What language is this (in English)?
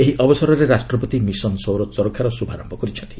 Odia